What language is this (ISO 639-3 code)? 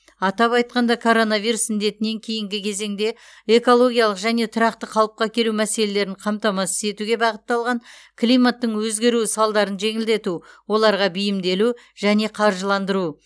kaz